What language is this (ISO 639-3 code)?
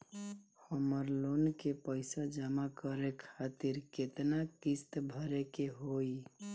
bho